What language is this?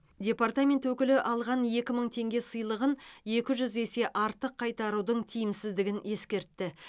Kazakh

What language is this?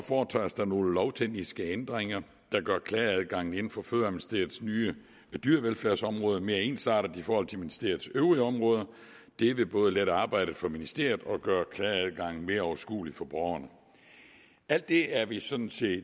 Danish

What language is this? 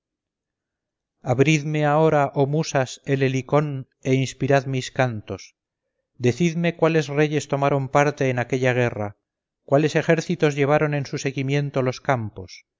Spanish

